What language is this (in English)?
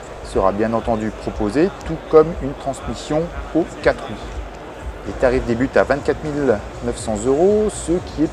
French